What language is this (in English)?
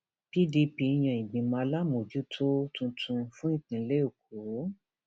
Yoruba